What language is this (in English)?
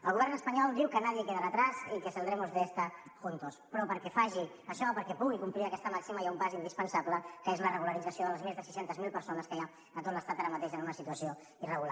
Catalan